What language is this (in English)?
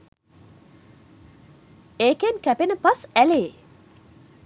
Sinhala